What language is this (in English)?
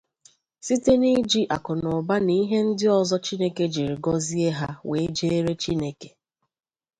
Igbo